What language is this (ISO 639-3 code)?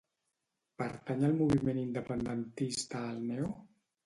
cat